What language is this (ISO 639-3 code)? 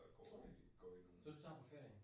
dan